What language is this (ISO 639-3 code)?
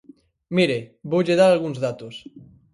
glg